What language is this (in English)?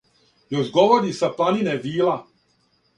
Serbian